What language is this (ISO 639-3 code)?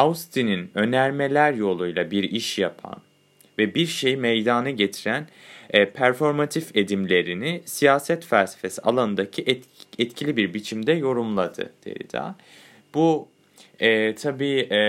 tur